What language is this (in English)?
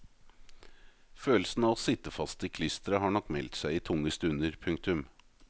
Norwegian